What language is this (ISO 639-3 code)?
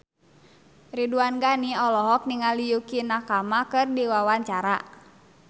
sun